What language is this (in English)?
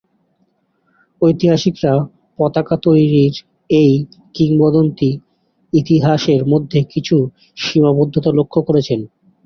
Bangla